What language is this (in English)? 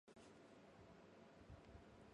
Cantonese